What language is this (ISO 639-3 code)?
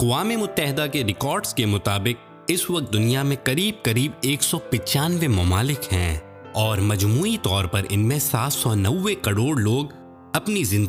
urd